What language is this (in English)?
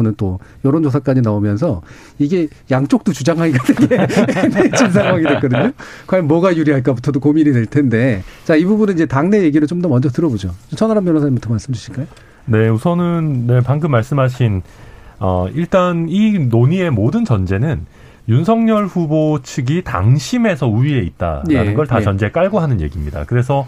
Korean